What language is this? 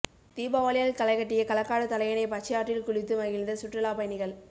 Tamil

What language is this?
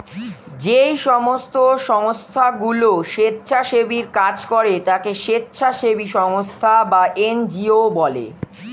Bangla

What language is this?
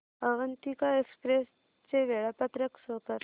Marathi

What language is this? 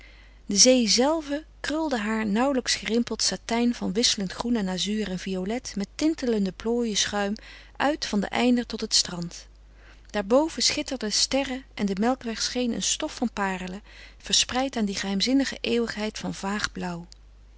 Dutch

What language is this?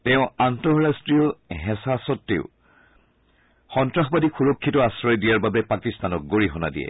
Assamese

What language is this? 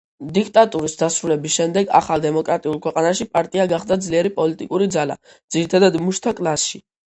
Georgian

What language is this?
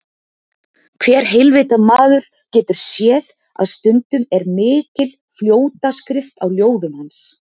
Icelandic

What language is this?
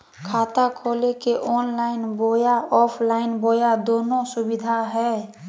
Magahi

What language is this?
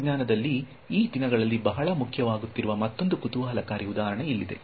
Kannada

